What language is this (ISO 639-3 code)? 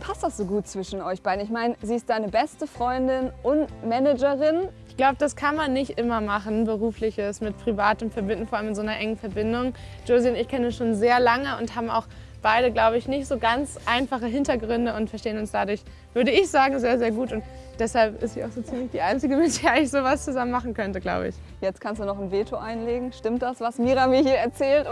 deu